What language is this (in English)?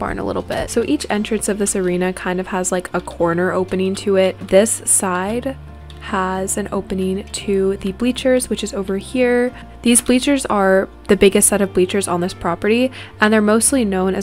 English